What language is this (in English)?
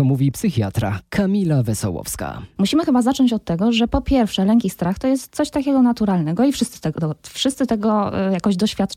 Polish